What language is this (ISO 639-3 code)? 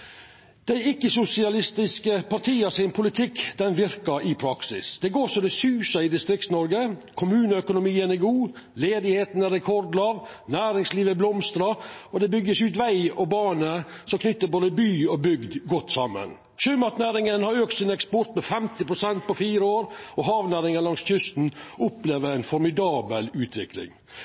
nno